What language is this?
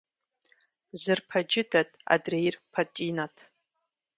Kabardian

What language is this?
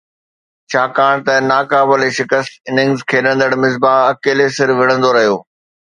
Sindhi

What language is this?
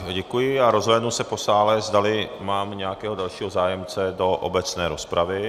Czech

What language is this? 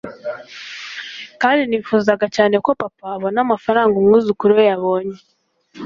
Kinyarwanda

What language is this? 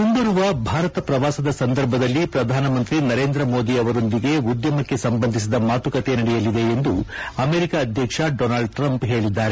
Kannada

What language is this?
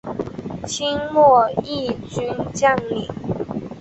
Chinese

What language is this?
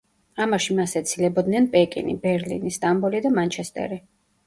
Georgian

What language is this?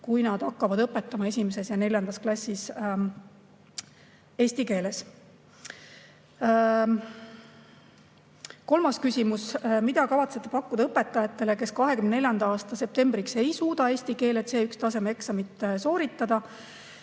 Estonian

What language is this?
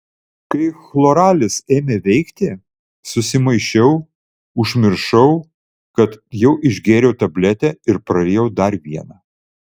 Lithuanian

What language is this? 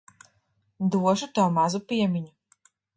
Latvian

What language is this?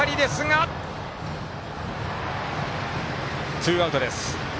Japanese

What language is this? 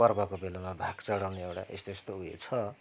Nepali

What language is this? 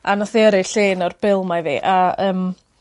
Welsh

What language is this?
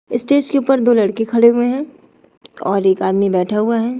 Hindi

